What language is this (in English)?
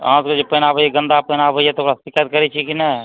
Maithili